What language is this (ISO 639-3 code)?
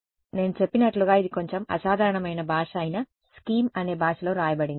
tel